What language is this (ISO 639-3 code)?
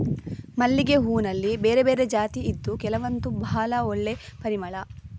kan